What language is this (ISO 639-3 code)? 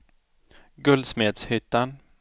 swe